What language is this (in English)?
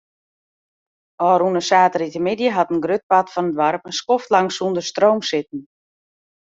Western Frisian